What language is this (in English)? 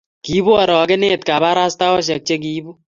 Kalenjin